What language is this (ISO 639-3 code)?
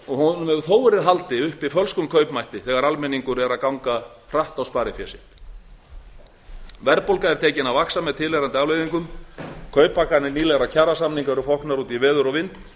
isl